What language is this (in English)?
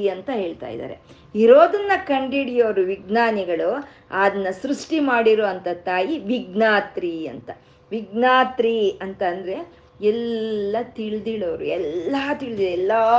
Kannada